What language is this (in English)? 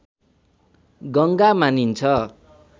Nepali